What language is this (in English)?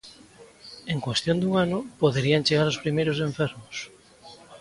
Galician